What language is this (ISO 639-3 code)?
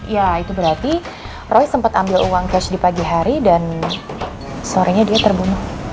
ind